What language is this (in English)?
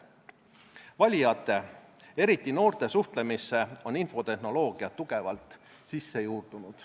Estonian